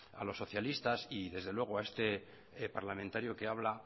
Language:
Spanish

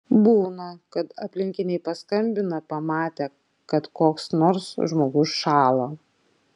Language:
Lithuanian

